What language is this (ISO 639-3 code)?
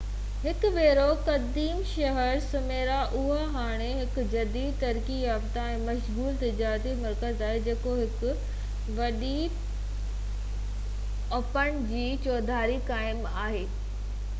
snd